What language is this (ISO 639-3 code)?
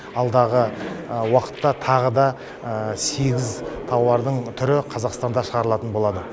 kaz